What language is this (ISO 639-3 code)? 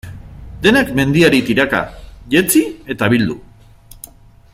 eus